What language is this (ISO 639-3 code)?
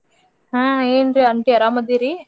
kan